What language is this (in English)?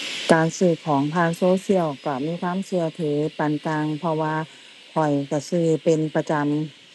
Thai